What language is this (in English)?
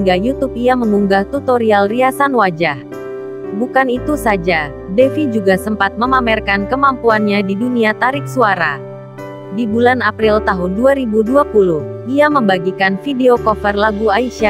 Indonesian